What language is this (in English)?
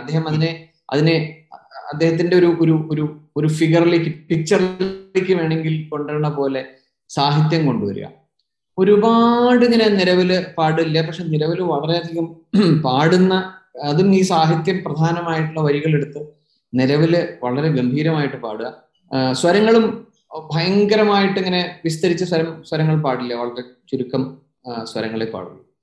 Malayalam